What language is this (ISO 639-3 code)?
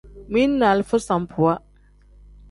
kdh